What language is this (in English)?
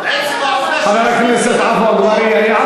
Hebrew